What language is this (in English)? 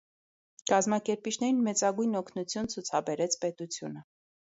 Armenian